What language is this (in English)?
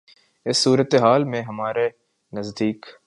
Urdu